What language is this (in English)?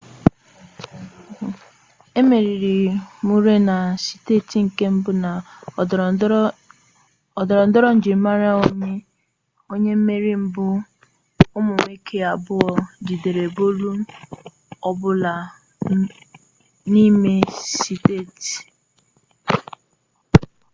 Igbo